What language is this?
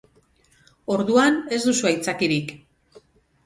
Basque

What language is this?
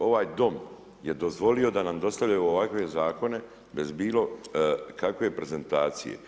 Croatian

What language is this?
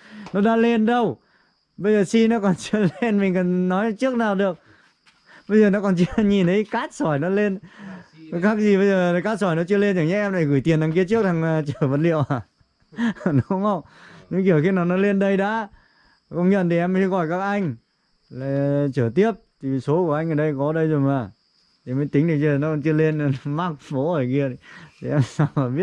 Vietnamese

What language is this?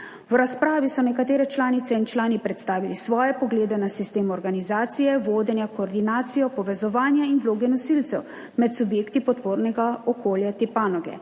Slovenian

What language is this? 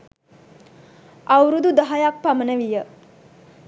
Sinhala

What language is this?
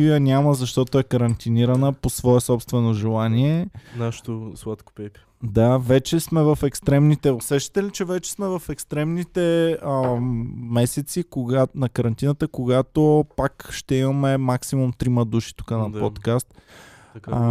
Bulgarian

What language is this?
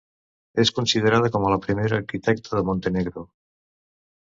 Catalan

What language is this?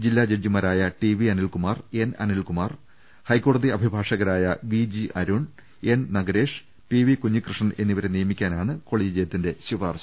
Malayalam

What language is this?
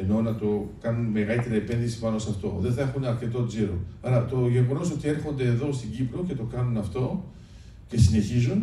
Greek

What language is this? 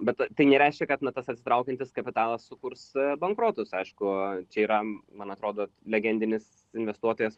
Lithuanian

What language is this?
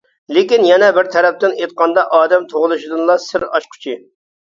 Uyghur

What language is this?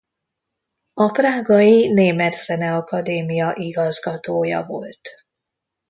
Hungarian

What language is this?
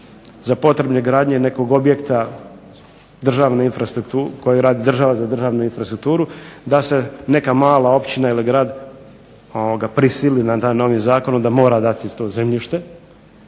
Croatian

